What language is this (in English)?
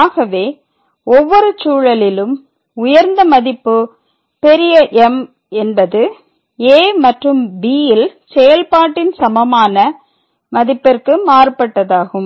Tamil